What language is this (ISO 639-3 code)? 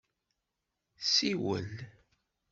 kab